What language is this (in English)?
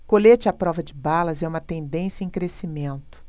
Portuguese